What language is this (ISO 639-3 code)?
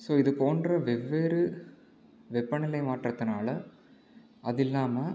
tam